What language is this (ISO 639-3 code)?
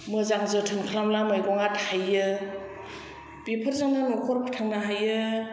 brx